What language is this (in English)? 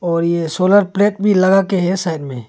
Hindi